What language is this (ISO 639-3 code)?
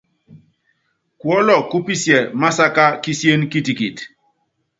yav